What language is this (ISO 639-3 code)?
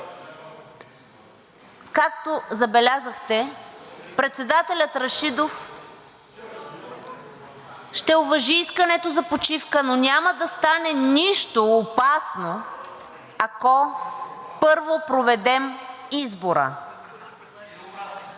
bul